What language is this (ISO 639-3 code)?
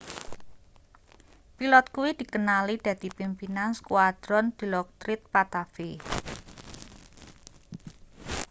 jav